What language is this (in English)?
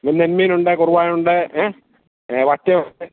Malayalam